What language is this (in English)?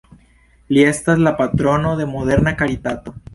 Esperanto